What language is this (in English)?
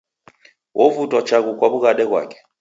Taita